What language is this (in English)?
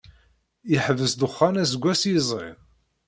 Kabyle